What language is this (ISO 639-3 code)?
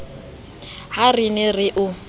sot